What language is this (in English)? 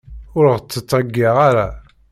Kabyle